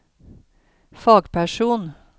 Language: Norwegian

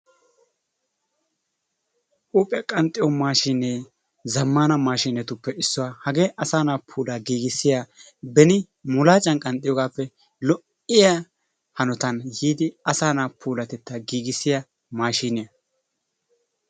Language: Wolaytta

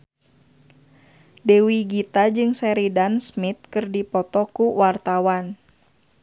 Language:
Sundanese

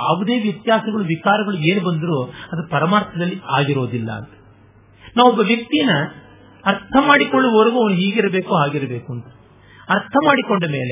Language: Kannada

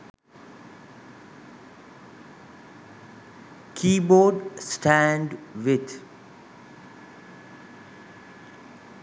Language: Sinhala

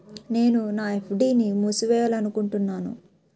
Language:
Telugu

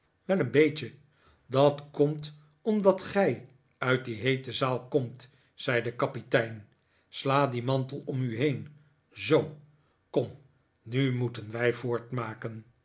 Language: Dutch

